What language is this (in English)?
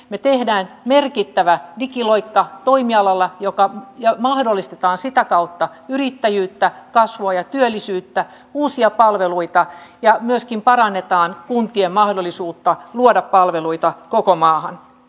Finnish